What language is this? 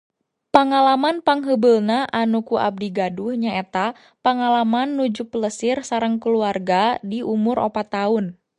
Sundanese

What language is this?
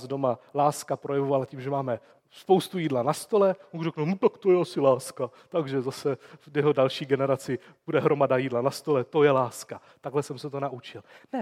Czech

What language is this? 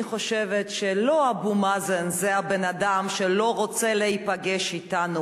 Hebrew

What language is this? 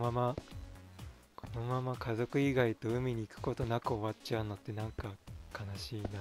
Japanese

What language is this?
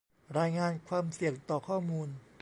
Thai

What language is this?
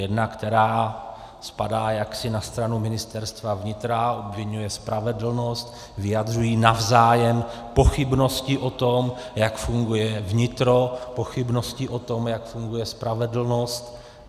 Czech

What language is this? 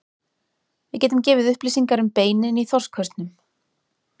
Icelandic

